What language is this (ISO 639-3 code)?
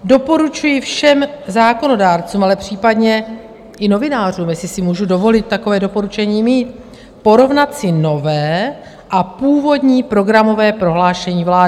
ces